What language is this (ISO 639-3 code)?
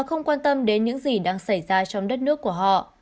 vie